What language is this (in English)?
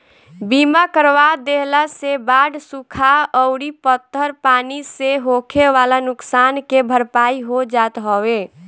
Bhojpuri